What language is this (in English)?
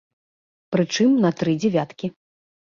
Belarusian